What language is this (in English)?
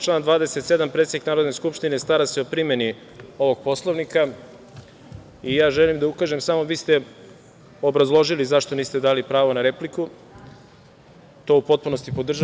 Serbian